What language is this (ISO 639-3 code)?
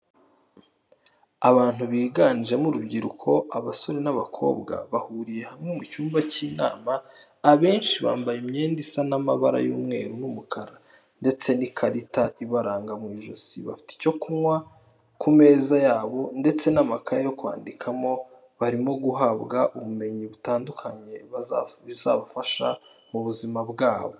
kin